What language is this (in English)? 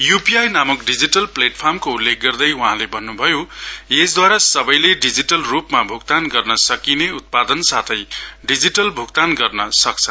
Nepali